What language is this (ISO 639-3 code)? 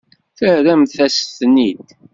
kab